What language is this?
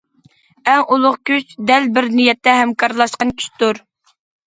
Uyghur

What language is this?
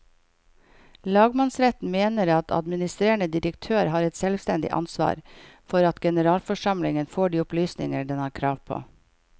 Norwegian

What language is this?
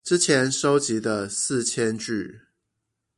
Chinese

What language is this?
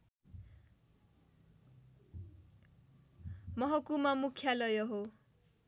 Nepali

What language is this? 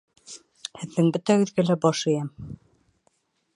Bashkir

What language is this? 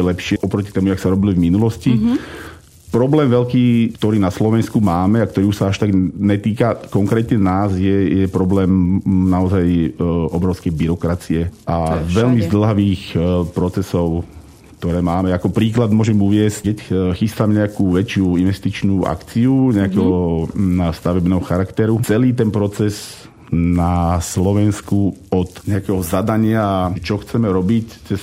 Slovak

